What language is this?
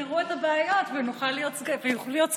Hebrew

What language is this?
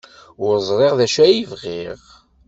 Kabyle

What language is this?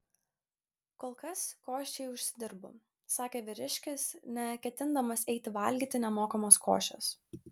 Lithuanian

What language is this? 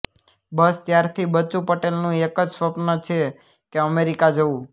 Gujarati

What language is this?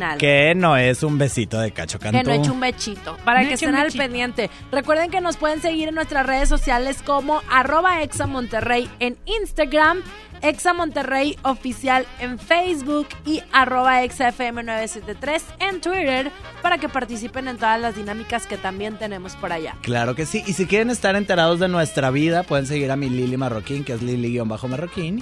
Spanish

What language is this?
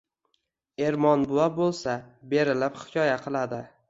Uzbek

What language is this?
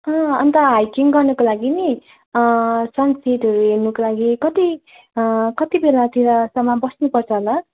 Nepali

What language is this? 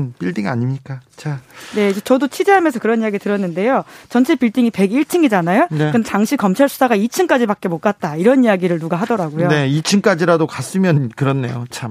Korean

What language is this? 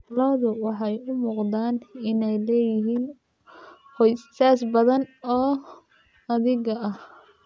Somali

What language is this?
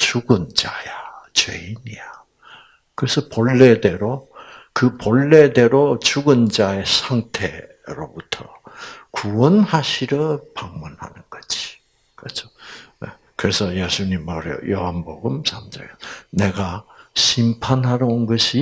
Korean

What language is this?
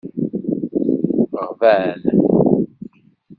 Kabyle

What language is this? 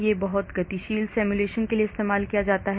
Hindi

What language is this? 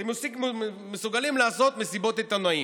Hebrew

